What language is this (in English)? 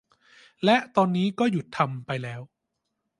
Thai